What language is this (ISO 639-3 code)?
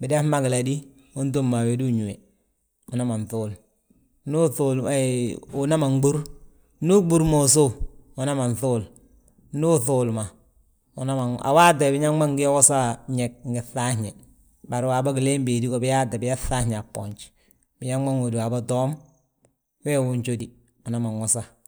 bjt